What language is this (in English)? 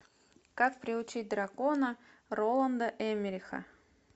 Russian